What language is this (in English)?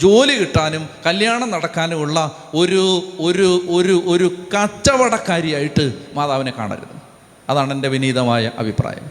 Malayalam